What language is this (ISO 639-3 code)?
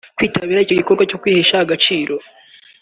kin